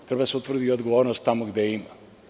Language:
Serbian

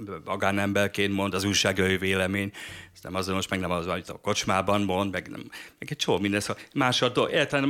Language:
Hungarian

